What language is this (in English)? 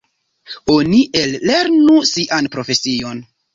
Esperanto